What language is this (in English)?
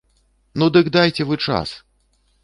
Belarusian